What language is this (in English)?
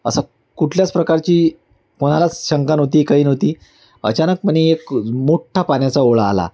Marathi